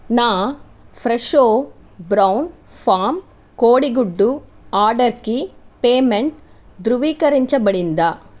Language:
Telugu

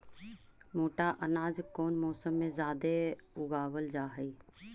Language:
Magahi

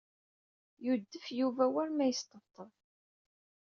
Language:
Kabyle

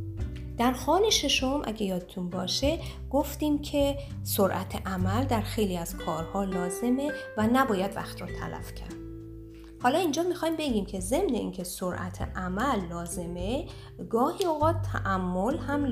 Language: Persian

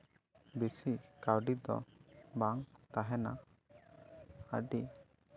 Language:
Santali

